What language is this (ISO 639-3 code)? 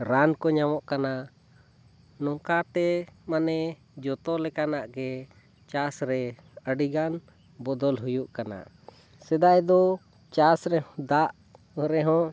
sat